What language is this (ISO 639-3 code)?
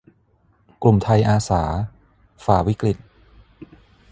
tha